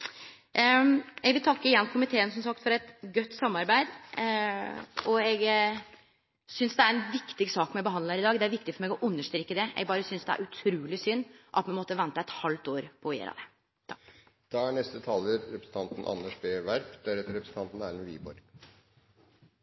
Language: Norwegian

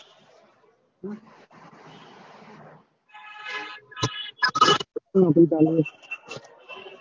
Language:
Gujarati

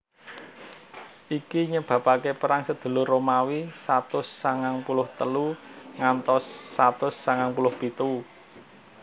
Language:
Javanese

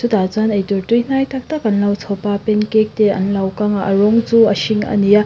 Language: Mizo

